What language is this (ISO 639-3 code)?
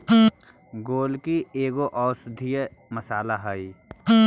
mag